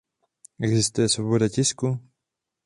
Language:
Czech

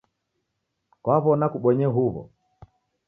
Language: Taita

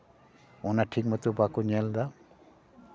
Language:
Santali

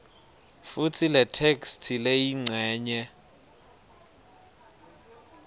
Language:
Swati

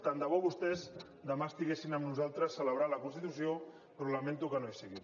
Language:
Catalan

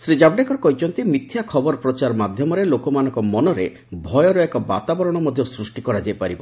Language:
Odia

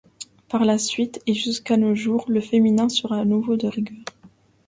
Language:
French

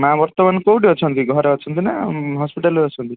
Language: Odia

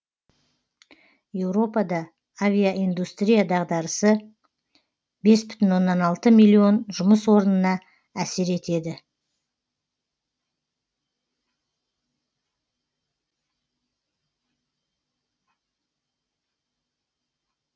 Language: Kazakh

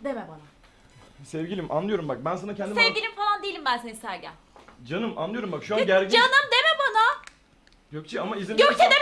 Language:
Turkish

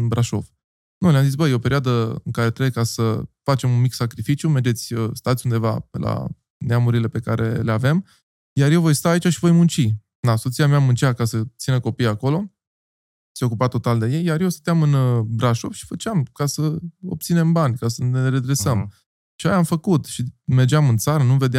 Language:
Romanian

